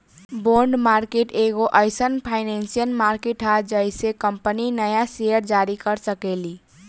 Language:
Bhojpuri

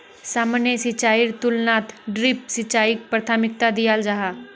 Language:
Magahi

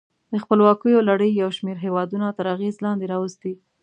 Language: Pashto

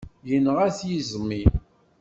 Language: Kabyle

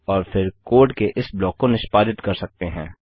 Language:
Hindi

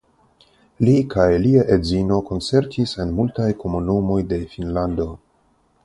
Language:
Esperanto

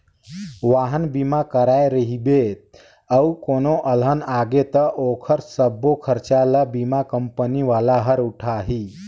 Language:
Chhattisgarhi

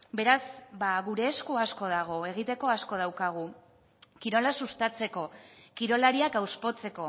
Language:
Basque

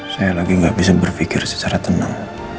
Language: Indonesian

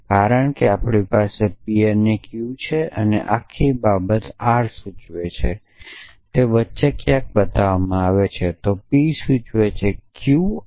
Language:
Gujarati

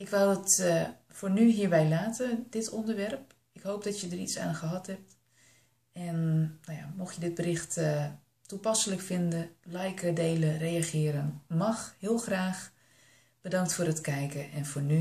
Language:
Dutch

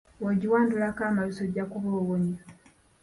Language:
Ganda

